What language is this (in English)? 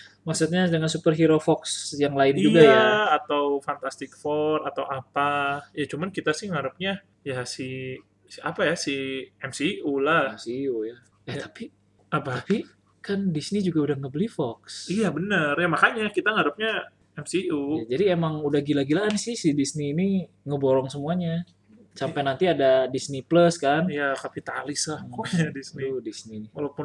Indonesian